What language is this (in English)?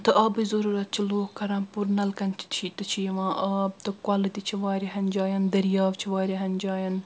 Kashmiri